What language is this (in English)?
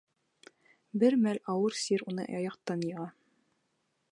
Bashkir